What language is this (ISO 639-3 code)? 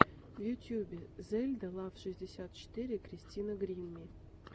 rus